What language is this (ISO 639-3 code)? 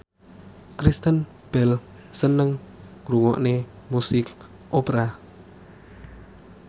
jav